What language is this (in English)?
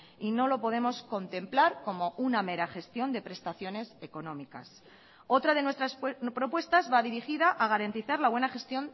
Spanish